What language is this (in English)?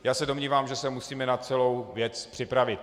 Czech